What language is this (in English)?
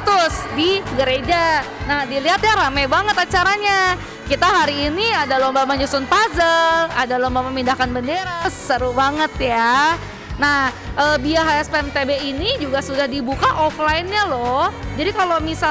Indonesian